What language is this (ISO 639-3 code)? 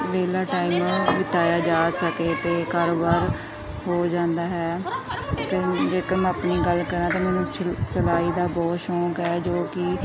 pan